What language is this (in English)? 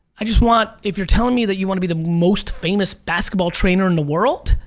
English